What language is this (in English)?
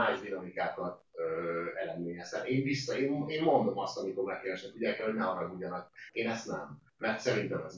Hungarian